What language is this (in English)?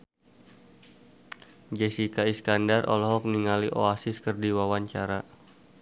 Sundanese